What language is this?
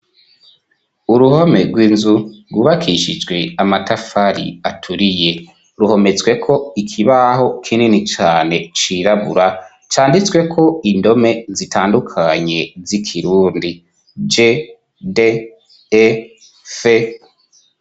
Rundi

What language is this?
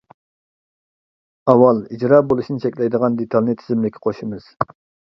Uyghur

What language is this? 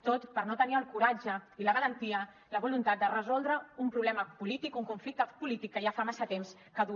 Catalan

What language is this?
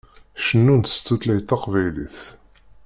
Kabyle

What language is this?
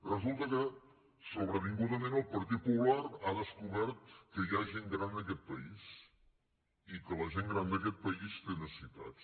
Catalan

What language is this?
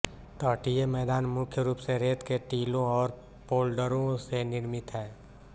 Hindi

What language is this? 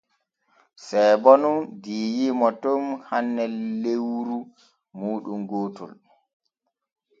Borgu Fulfulde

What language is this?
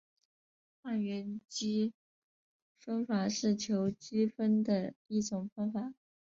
Chinese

